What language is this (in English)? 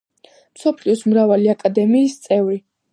Georgian